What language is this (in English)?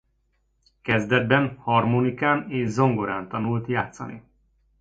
Hungarian